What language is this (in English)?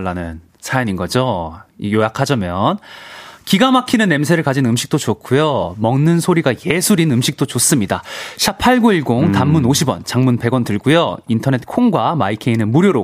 Korean